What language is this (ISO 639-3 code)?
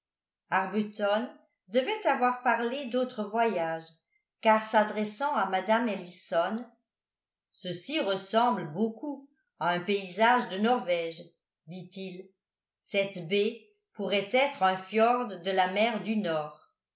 fra